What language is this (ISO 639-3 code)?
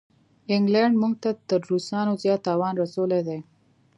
pus